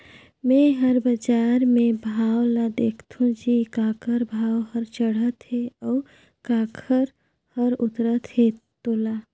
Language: Chhattisgarhi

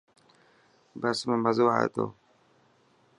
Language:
Dhatki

